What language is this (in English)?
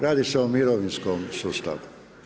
Croatian